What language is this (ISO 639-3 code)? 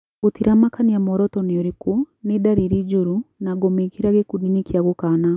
kik